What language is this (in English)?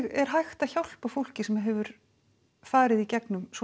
Icelandic